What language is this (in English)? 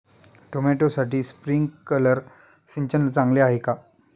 Marathi